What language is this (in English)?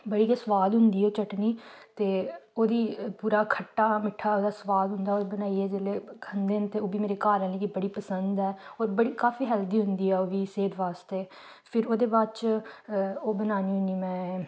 Dogri